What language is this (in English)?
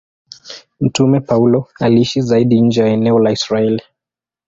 Swahili